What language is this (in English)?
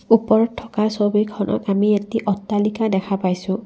Assamese